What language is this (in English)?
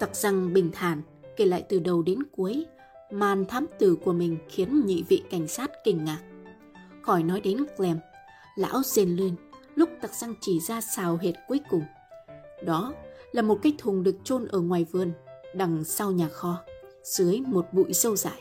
Vietnamese